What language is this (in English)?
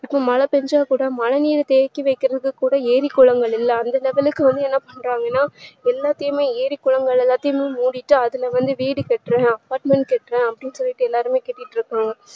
Tamil